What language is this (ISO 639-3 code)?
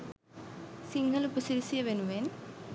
sin